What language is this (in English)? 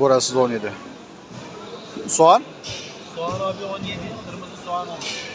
Turkish